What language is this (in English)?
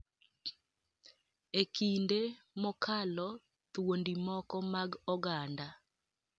Luo (Kenya and Tanzania)